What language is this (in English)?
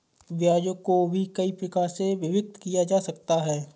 Hindi